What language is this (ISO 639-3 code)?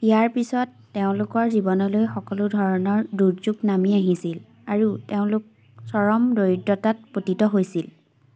asm